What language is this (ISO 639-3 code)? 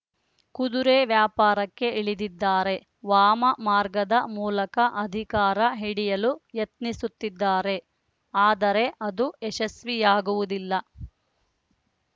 kan